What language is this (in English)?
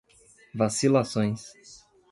Portuguese